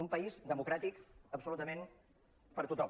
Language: Catalan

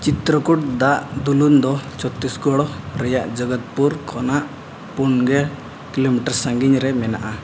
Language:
Santali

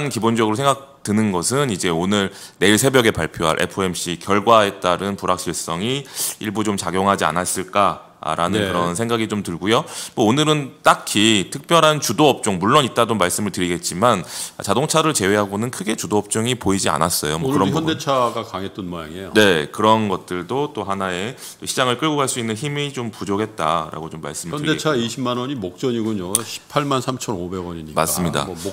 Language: Korean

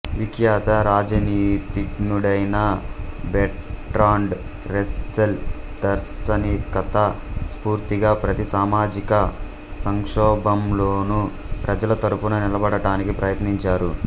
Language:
Telugu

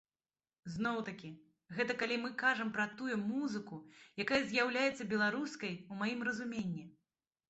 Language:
Belarusian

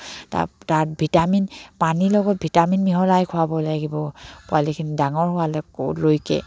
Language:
Assamese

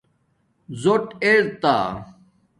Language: Domaaki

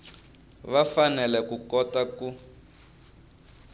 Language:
Tsonga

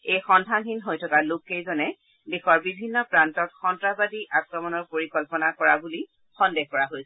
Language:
Assamese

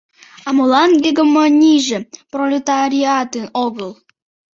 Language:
Mari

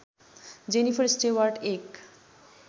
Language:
Nepali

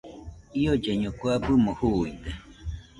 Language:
Nüpode Huitoto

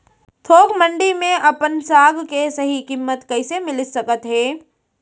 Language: Chhattisgarhi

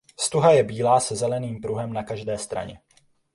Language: Czech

